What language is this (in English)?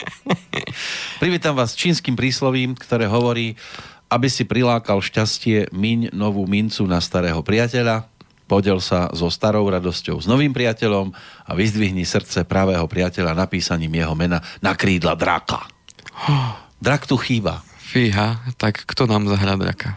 Slovak